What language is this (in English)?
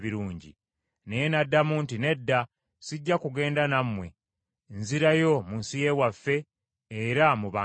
Ganda